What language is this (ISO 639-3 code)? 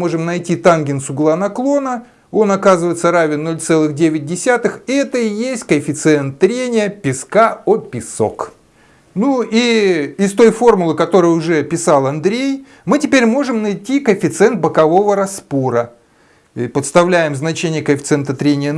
rus